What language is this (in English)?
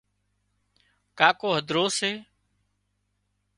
Wadiyara Koli